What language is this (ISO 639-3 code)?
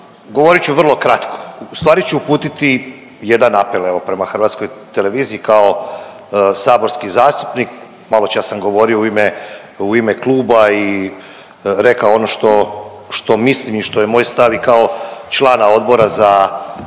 hrv